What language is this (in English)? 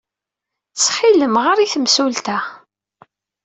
Kabyle